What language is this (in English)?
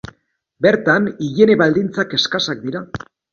Basque